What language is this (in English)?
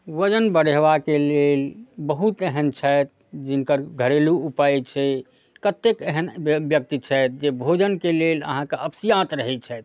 Maithili